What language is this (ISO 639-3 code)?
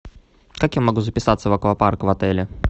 rus